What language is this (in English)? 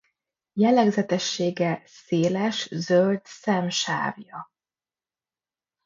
Hungarian